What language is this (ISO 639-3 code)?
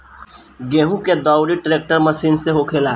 bho